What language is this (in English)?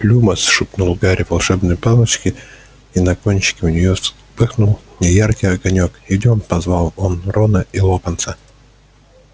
Russian